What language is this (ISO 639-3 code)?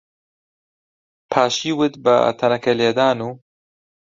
ckb